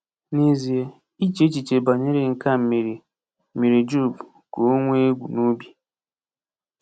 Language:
Igbo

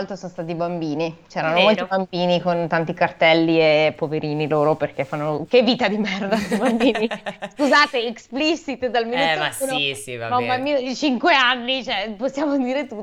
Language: Italian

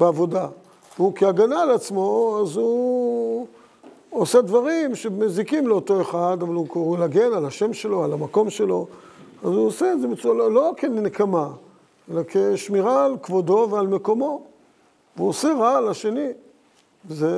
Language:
Hebrew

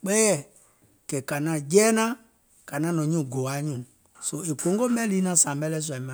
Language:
Gola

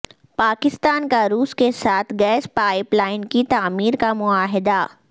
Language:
Urdu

